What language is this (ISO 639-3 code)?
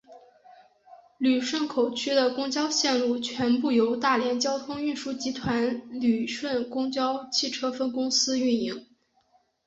zho